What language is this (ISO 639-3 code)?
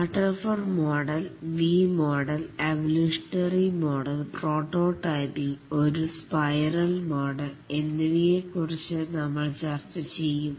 mal